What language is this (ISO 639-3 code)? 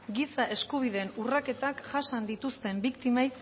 eus